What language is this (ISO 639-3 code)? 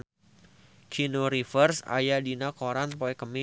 sun